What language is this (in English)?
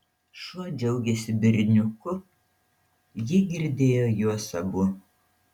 Lithuanian